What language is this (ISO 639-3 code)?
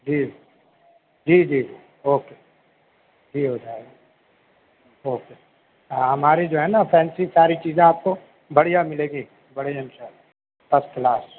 urd